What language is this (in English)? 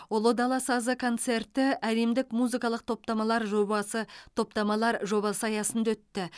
Kazakh